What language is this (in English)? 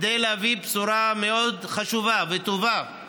Hebrew